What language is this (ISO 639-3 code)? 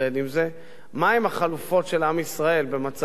heb